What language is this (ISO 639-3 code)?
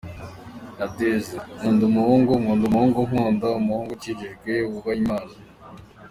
kin